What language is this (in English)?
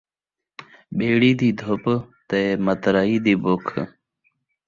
Saraiki